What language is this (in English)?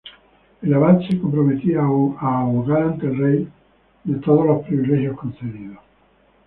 Spanish